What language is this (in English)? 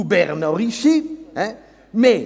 Swiss German